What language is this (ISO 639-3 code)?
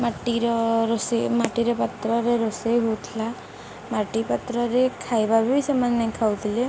ori